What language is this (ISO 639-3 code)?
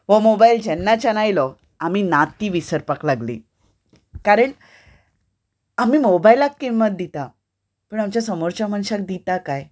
kok